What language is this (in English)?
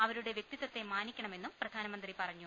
Malayalam